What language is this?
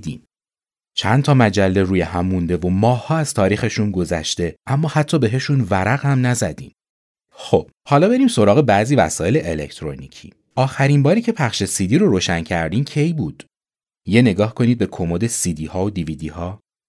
Persian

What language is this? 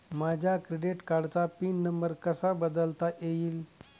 Marathi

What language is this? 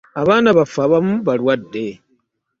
Ganda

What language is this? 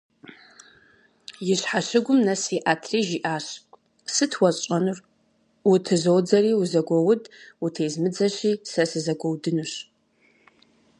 Kabardian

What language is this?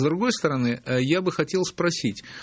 Russian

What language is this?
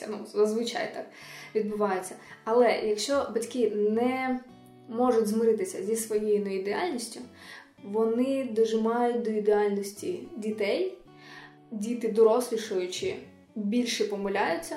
Ukrainian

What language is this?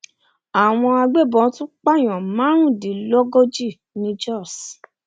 Yoruba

